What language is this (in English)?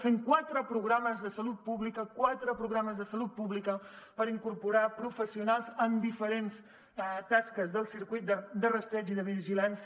Catalan